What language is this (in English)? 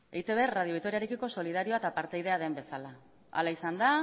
Basque